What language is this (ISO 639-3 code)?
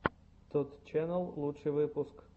rus